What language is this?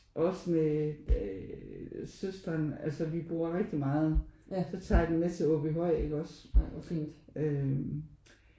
Danish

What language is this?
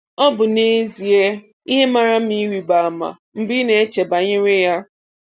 Igbo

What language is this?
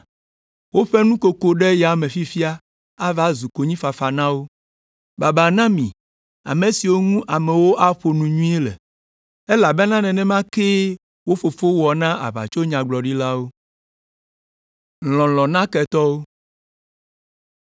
Ewe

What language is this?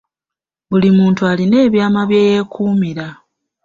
Ganda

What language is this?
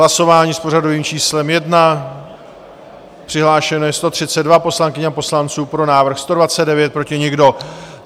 Czech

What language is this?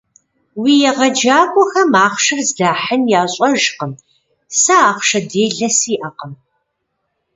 Kabardian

